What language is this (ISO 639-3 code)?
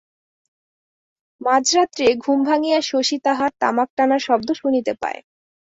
ben